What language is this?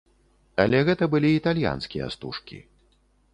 Belarusian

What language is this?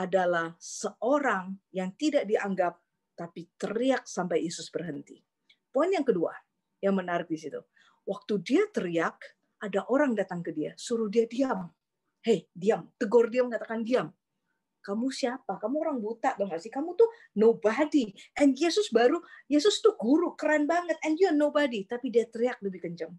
Indonesian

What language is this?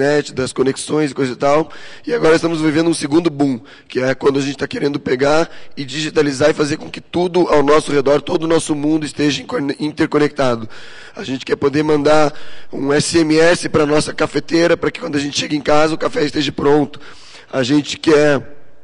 Portuguese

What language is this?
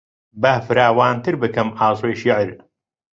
Central Kurdish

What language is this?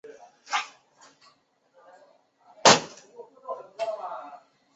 Chinese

